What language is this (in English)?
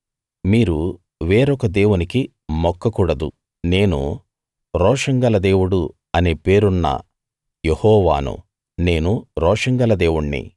Telugu